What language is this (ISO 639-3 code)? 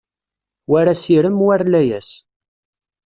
kab